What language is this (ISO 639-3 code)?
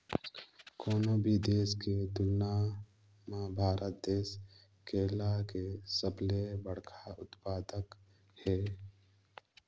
hne